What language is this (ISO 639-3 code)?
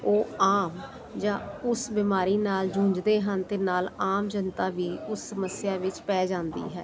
pan